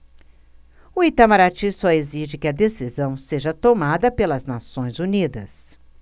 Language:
Portuguese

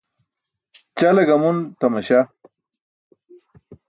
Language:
Burushaski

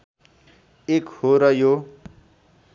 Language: Nepali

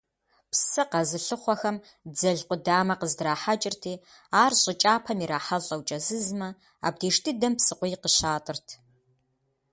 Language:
Kabardian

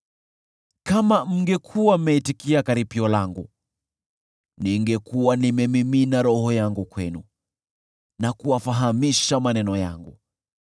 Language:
Swahili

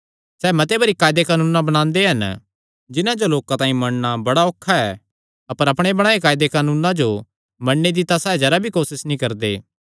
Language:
Kangri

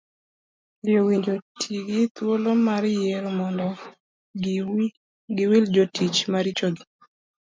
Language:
Luo (Kenya and Tanzania)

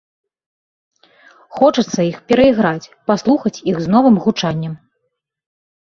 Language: Belarusian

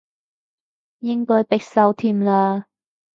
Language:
Cantonese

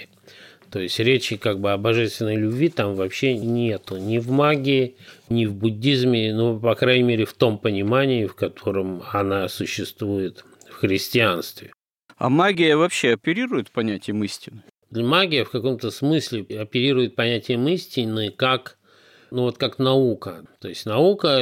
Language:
Russian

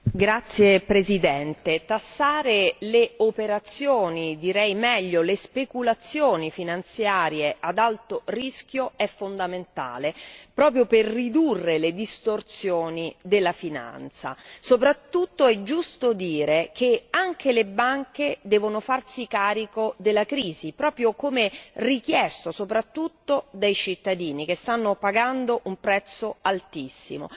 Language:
Italian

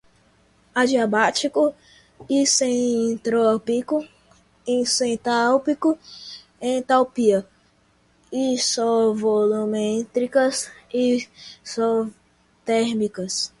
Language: Portuguese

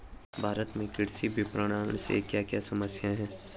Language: Hindi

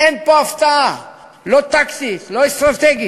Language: Hebrew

